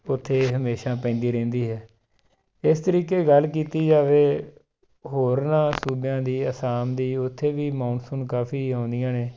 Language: Punjabi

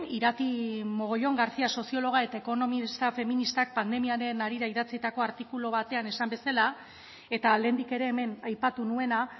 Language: Basque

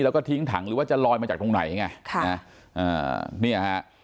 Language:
Thai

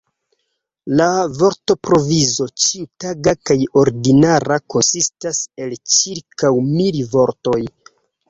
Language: Esperanto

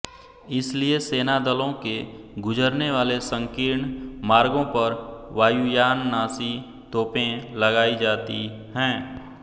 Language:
Hindi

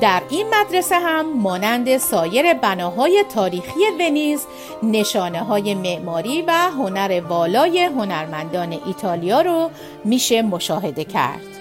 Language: Persian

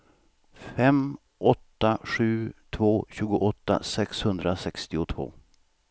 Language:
Swedish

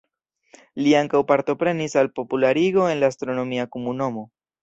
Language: Esperanto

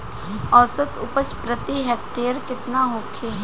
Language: Bhojpuri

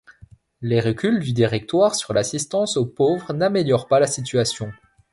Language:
French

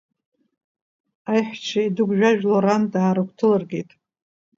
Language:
Abkhazian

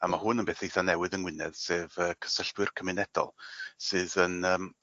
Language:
Welsh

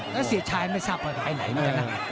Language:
Thai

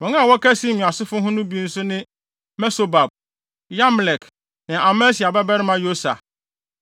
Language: Akan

